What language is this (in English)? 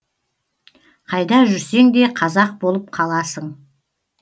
Kazakh